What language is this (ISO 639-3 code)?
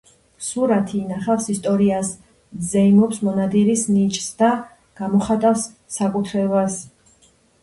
kat